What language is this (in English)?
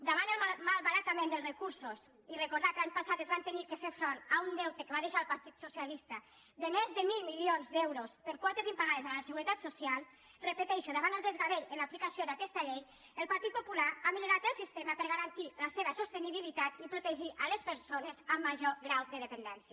Catalan